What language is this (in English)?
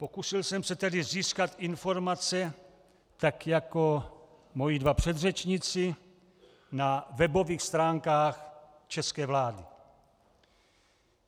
Czech